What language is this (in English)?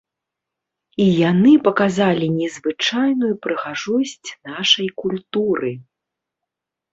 Belarusian